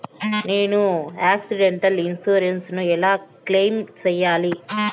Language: Telugu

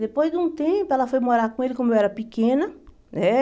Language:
Portuguese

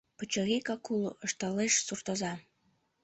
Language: Mari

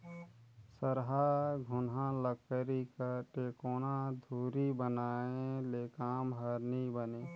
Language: Chhattisgarhi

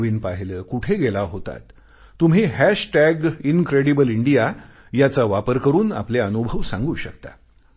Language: Marathi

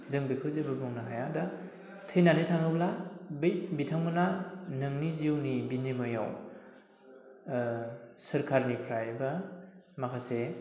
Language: Bodo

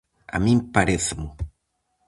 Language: Galician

